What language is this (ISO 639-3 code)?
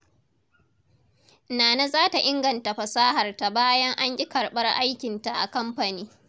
hau